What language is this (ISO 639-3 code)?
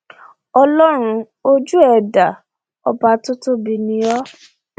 yor